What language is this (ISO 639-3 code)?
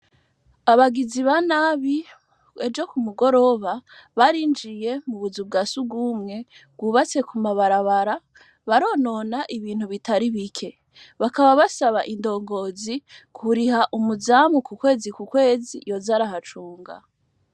run